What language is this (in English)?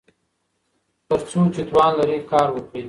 Pashto